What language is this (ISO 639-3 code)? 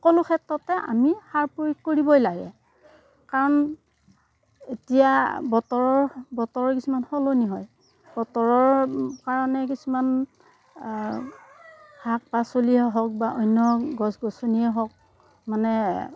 asm